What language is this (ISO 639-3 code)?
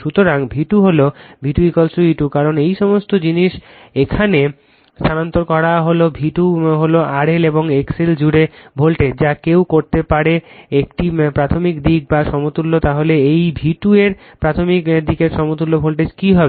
ben